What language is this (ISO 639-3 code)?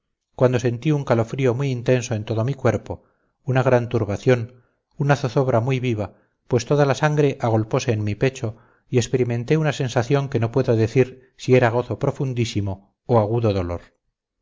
spa